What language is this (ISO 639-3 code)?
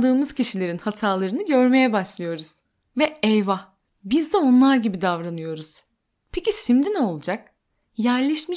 tur